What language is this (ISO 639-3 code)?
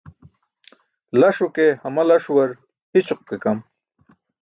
bsk